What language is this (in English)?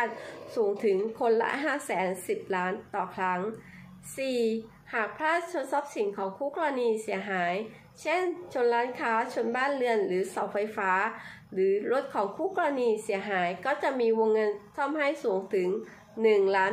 Thai